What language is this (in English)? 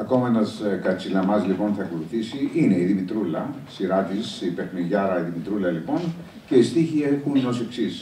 Greek